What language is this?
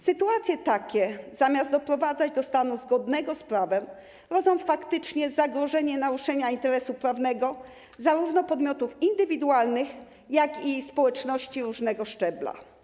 Polish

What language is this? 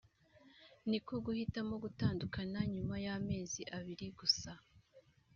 Kinyarwanda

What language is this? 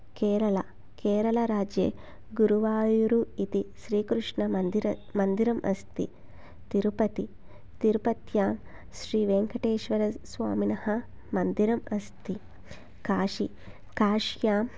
Sanskrit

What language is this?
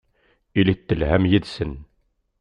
Kabyle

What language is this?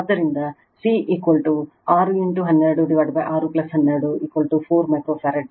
Kannada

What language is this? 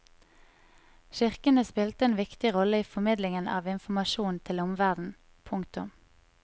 Norwegian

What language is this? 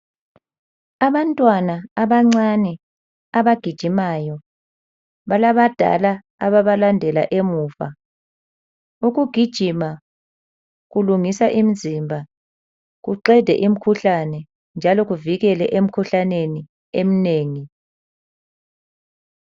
North Ndebele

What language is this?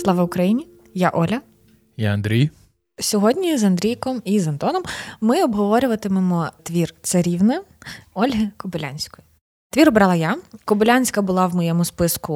Ukrainian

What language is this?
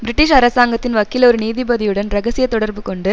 Tamil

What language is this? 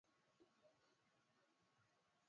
Swahili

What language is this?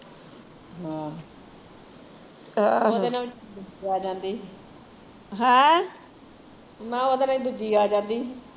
Punjabi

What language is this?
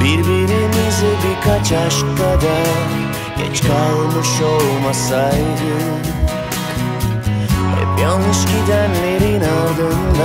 Spanish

